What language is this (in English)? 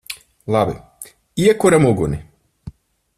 Latvian